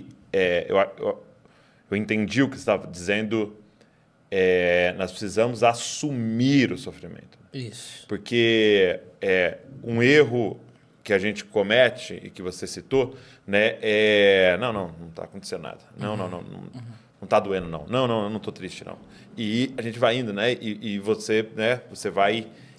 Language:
Portuguese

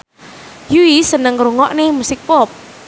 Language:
Javanese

